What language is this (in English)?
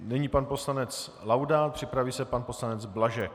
Czech